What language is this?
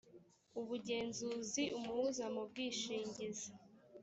Kinyarwanda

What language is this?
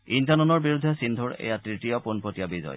Assamese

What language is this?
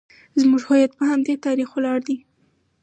Pashto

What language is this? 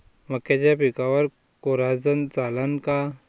Marathi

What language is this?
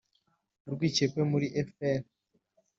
Kinyarwanda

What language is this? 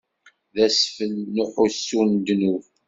Kabyle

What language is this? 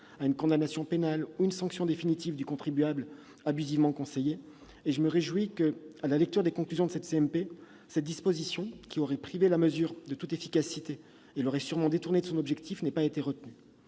French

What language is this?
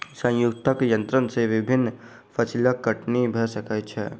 Maithili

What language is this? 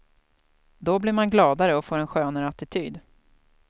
Swedish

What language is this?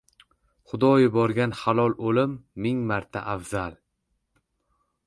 Uzbek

